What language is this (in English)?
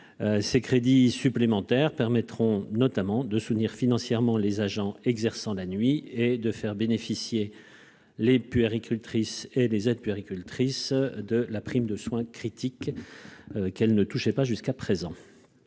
French